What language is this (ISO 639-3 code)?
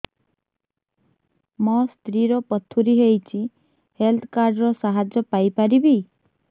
ori